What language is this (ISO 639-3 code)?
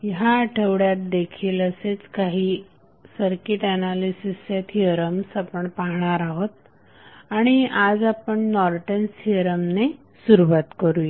mar